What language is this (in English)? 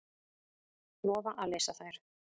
Icelandic